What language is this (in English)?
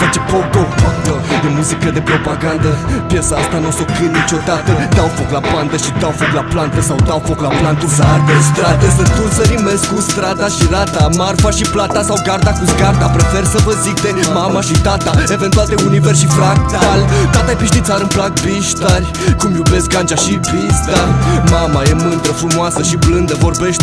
Romanian